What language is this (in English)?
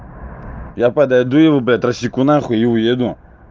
Russian